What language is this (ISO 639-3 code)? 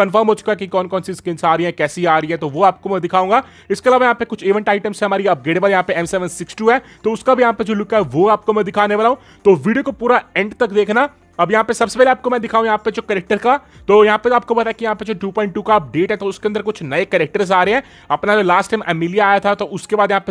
hin